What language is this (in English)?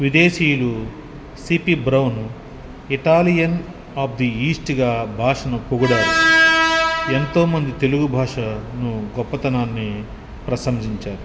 Telugu